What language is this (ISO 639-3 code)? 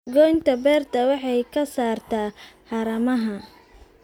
som